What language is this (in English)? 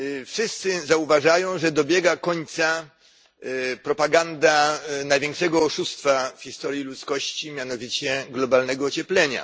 Polish